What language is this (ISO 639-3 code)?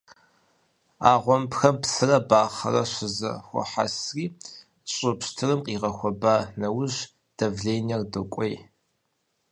kbd